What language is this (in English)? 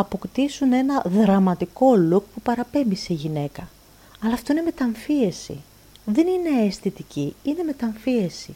Greek